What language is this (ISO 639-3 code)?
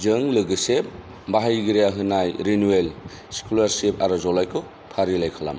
brx